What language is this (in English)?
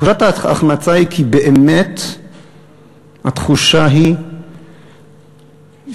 Hebrew